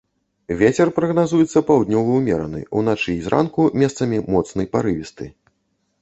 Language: Belarusian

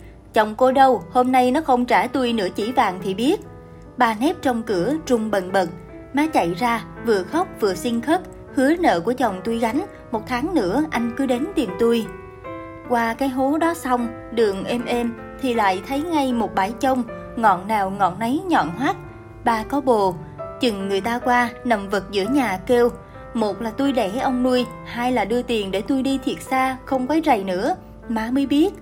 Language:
Vietnamese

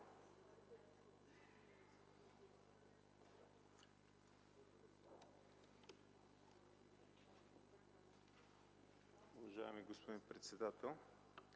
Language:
Bulgarian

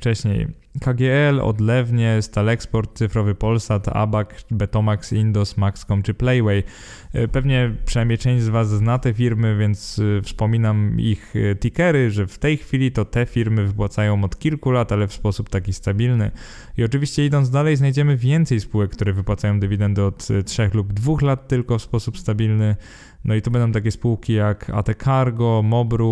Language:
Polish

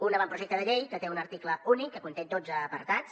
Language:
Catalan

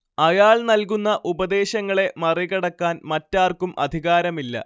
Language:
Malayalam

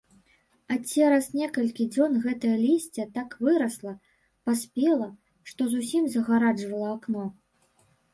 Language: Belarusian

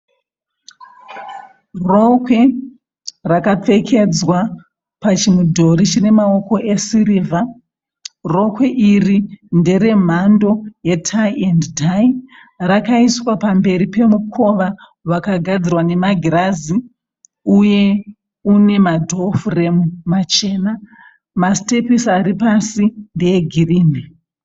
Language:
Shona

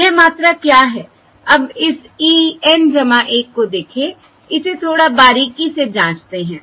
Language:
Hindi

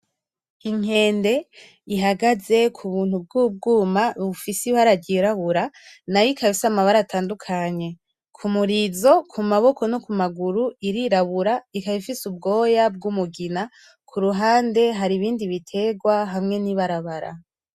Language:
Rundi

